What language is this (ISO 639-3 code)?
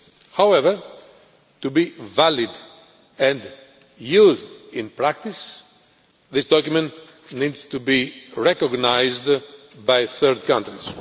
eng